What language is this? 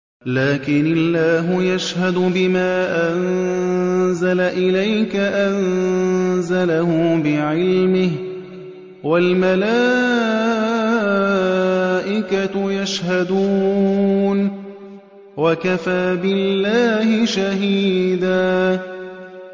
Arabic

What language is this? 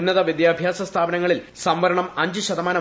Malayalam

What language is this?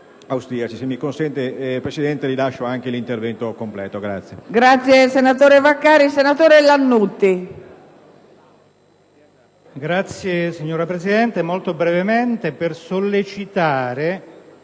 Italian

